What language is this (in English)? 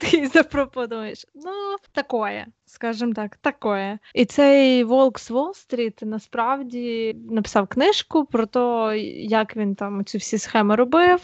Ukrainian